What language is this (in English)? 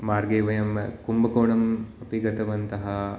Sanskrit